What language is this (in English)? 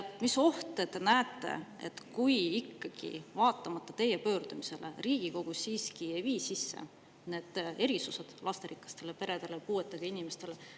Estonian